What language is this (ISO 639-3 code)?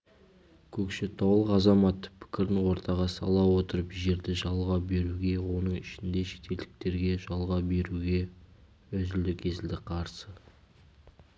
kaz